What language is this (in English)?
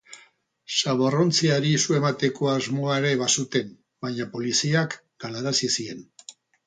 Basque